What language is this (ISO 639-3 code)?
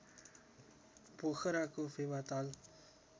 nep